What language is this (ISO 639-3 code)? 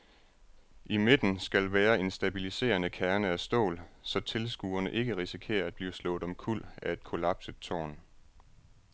dan